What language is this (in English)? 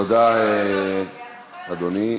Hebrew